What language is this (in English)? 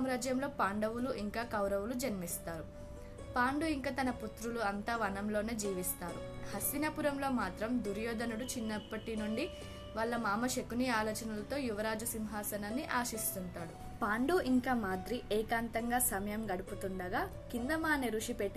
Telugu